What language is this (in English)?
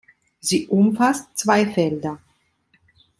German